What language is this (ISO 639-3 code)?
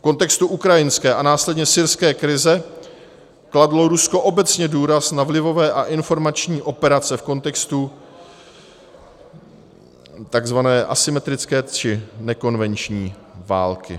ces